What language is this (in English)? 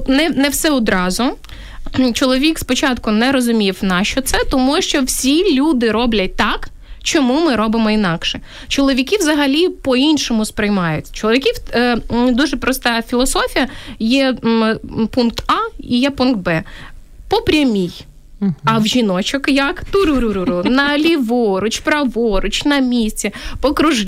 Ukrainian